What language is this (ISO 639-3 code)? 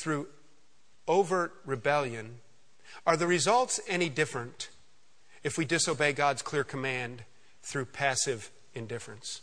eng